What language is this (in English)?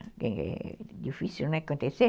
Portuguese